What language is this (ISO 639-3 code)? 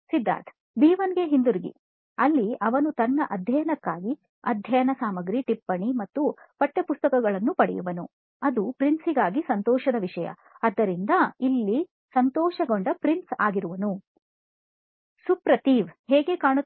kan